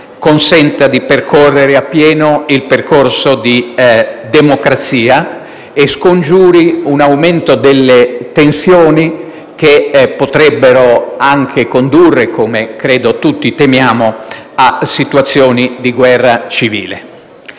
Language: Italian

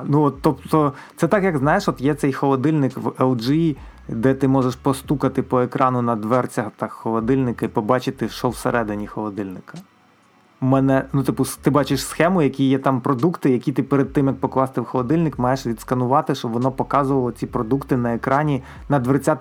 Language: Ukrainian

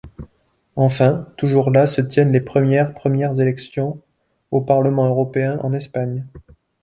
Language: French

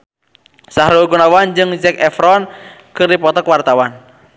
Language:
Sundanese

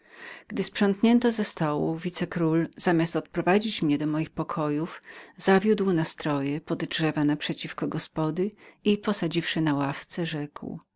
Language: Polish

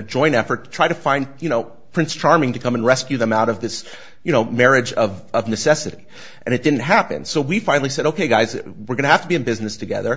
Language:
English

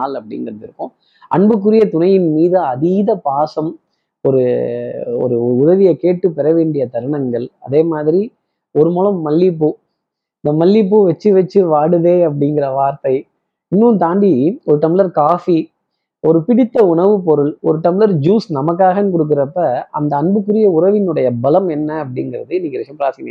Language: Tamil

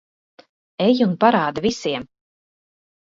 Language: Latvian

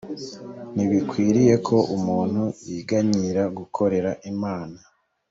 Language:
Kinyarwanda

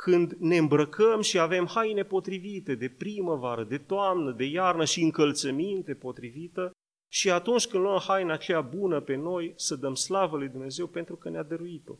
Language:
Romanian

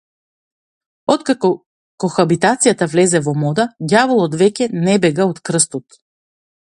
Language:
Macedonian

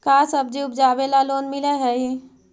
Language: Magahi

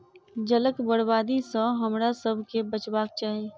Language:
Maithili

